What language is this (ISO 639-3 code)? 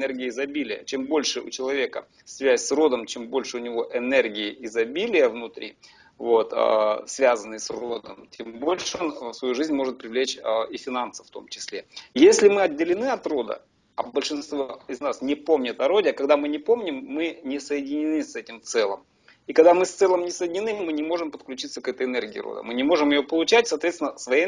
rus